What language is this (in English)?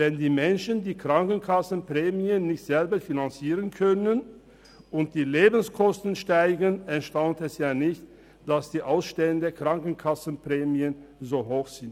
Swiss German